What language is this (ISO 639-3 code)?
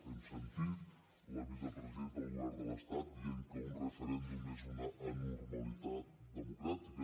cat